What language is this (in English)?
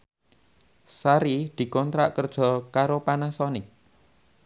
Javanese